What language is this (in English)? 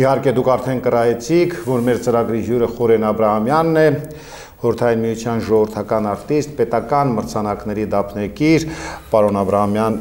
Romanian